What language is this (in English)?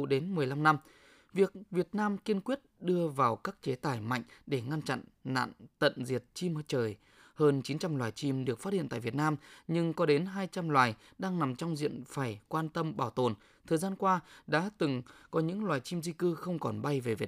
Vietnamese